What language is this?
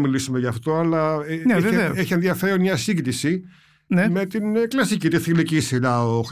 Greek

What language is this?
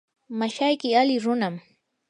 Yanahuanca Pasco Quechua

